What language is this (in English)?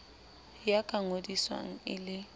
Southern Sotho